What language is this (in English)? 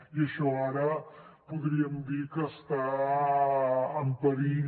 Catalan